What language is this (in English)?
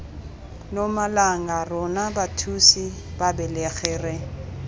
Tswana